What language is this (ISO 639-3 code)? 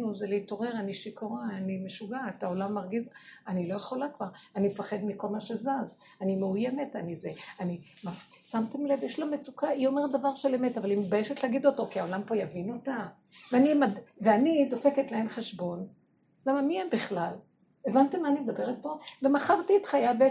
heb